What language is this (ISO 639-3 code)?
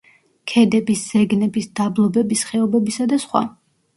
kat